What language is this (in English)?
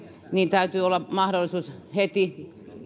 Finnish